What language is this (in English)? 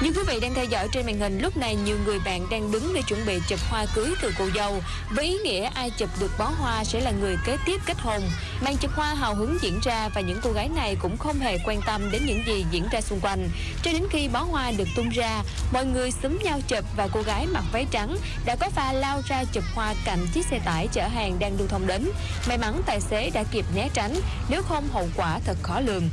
Vietnamese